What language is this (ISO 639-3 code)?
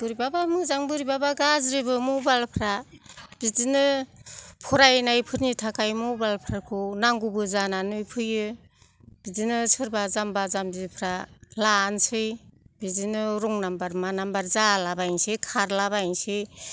brx